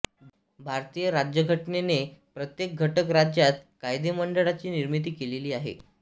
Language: Marathi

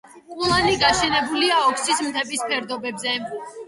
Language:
Georgian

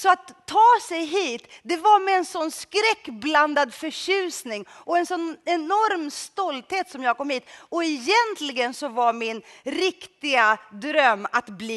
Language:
Swedish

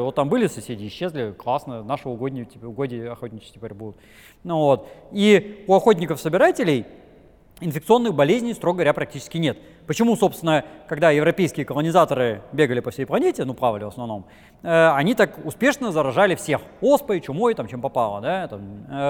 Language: Russian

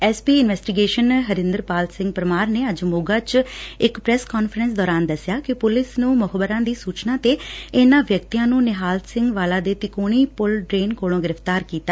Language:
Punjabi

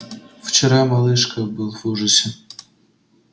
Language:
Russian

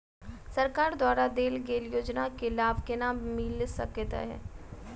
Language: Maithili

